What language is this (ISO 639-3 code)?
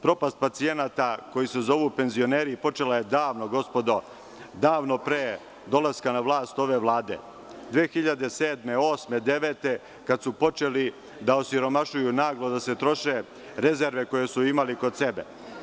srp